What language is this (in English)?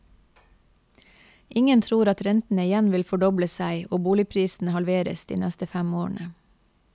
Norwegian